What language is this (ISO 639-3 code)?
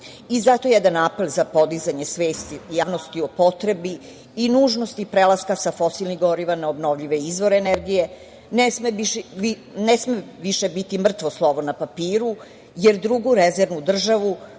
srp